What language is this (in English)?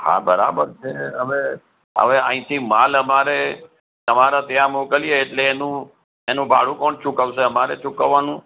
Gujarati